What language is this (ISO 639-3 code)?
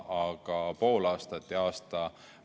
est